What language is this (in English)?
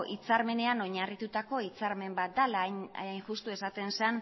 Basque